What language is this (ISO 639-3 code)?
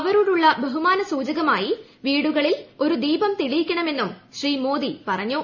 mal